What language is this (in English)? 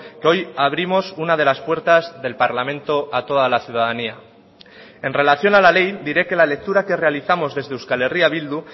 Spanish